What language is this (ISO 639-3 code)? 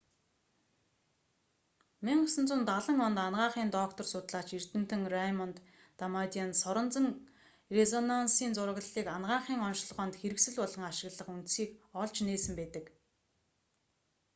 mon